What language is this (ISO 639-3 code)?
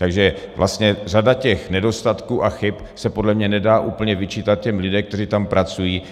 ces